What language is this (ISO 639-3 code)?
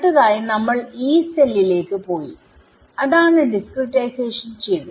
mal